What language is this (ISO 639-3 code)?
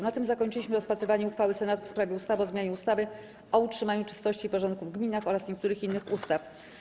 pol